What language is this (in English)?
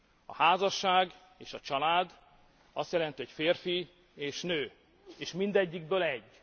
Hungarian